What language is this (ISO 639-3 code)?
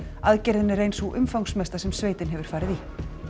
isl